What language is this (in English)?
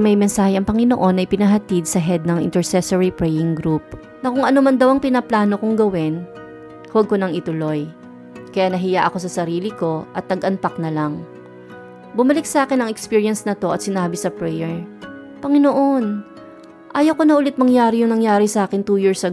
Filipino